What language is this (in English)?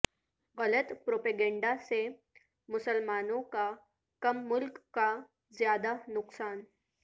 Urdu